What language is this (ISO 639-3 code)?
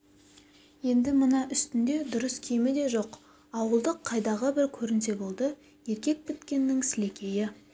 kaz